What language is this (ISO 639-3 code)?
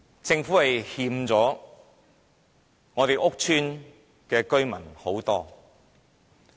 yue